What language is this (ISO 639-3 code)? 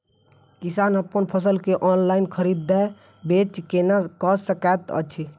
mai